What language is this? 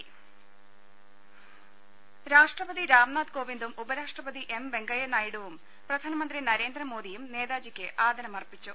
Malayalam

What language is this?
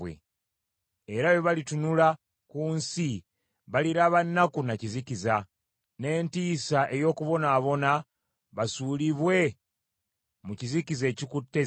Ganda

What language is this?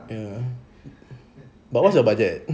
English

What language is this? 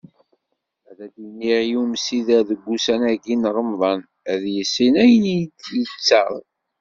Kabyle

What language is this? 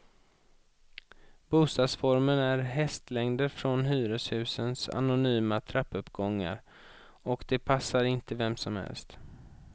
Swedish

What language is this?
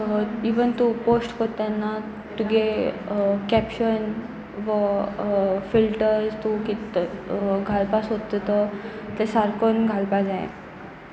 Konkani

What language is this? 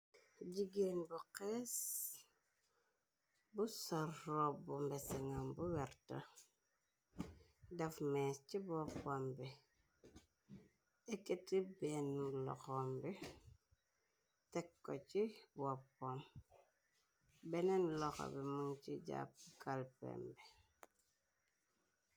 Wolof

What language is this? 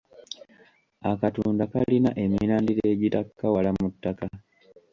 Ganda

